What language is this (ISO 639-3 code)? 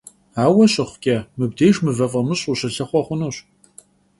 kbd